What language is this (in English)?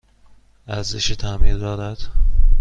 Persian